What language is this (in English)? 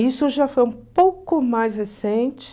Portuguese